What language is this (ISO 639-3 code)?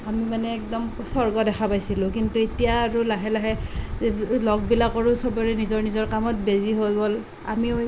asm